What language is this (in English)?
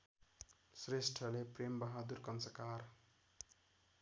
Nepali